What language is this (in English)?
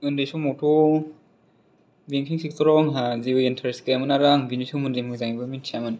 Bodo